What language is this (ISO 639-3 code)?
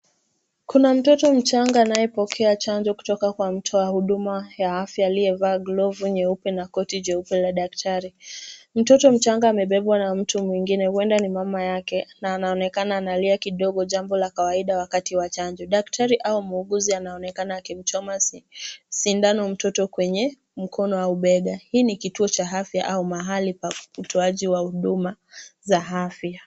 swa